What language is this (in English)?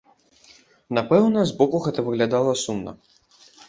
Belarusian